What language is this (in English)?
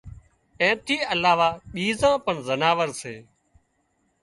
Wadiyara Koli